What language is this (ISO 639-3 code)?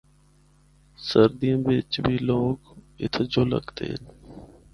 hno